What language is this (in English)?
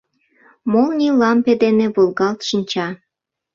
Mari